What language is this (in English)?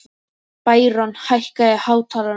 Icelandic